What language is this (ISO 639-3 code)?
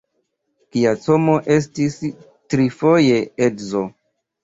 epo